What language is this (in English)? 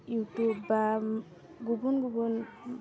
Bodo